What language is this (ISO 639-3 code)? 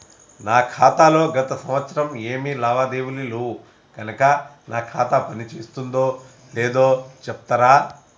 tel